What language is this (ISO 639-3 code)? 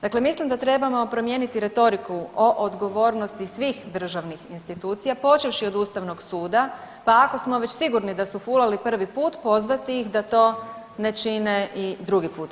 hrv